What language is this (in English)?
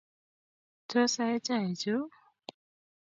Kalenjin